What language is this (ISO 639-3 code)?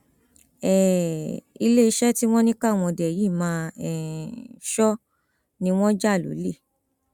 yor